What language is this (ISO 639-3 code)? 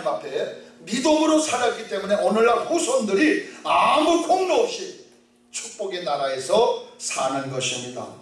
kor